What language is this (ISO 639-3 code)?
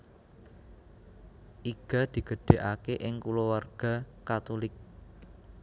jav